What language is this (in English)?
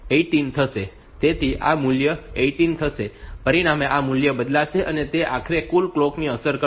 Gujarati